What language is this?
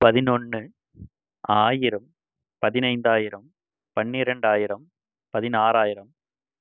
Tamil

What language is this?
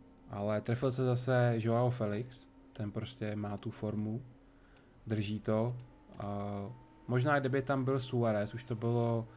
Czech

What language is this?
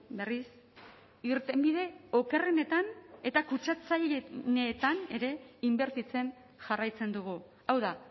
Basque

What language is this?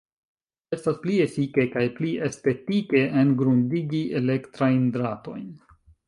Esperanto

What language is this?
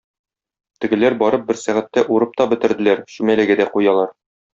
Tatar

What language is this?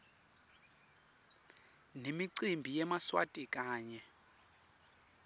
Swati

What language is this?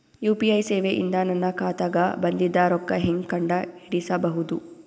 Kannada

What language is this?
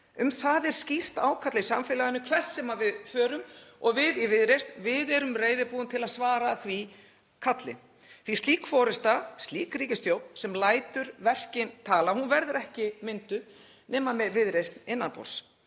Icelandic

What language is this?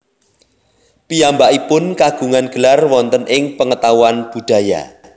Javanese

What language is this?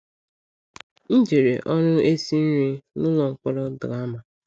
Igbo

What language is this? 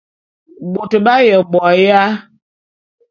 Bulu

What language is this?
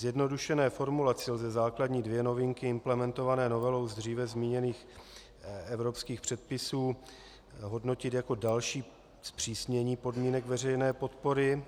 Czech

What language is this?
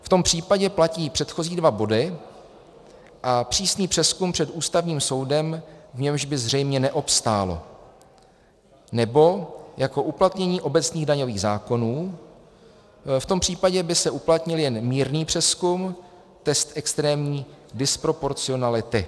Czech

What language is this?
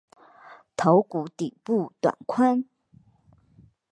Chinese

